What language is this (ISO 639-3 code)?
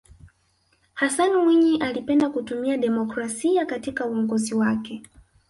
swa